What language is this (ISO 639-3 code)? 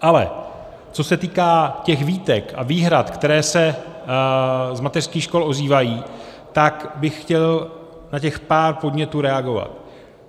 ces